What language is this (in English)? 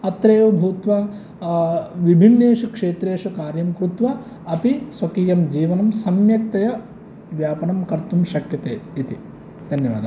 Sanskrit